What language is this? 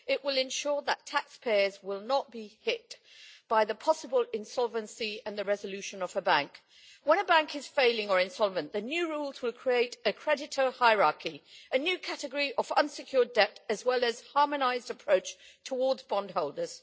English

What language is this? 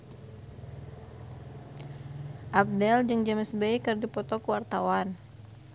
Sundanese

